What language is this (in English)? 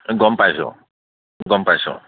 Assamese